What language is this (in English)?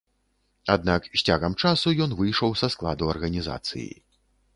Belarusian